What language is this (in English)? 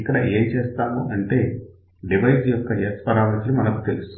Telugu